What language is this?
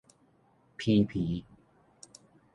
Min Nan Chinese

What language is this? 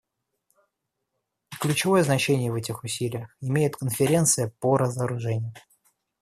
Russian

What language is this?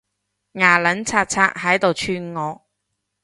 Cantonese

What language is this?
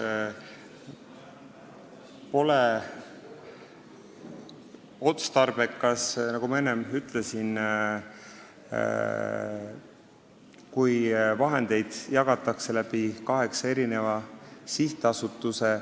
Estonian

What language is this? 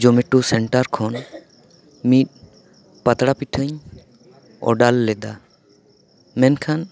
Santali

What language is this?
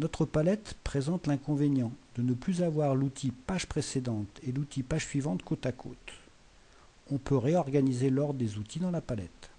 French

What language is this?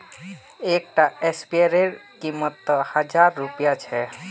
Magahi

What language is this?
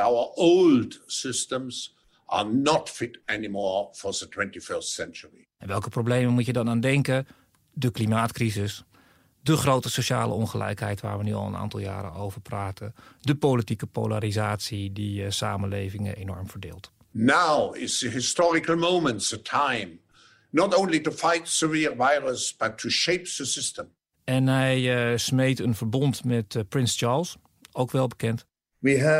Dutch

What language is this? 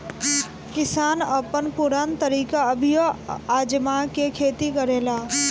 Bhojpuri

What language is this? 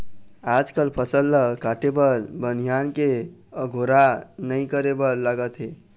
Chhattisgarhi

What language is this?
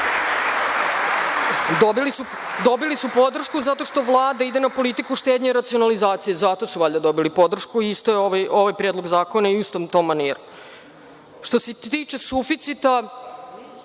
Serbian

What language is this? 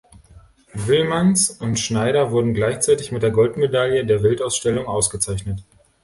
German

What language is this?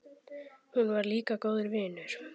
Icelandic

